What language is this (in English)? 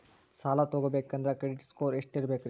Kannada